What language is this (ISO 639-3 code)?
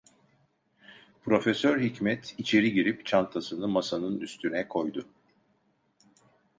tur